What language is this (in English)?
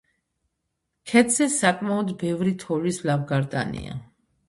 Georgian